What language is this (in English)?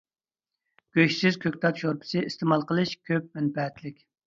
Uyghur